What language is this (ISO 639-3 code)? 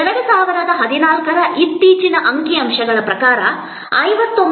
kan